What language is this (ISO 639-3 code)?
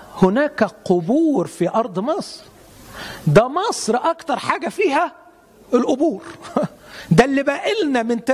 ara